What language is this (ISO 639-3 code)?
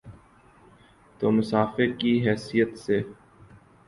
urd